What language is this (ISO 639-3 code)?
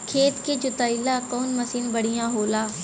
bho